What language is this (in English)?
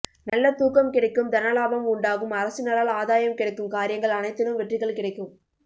Tamil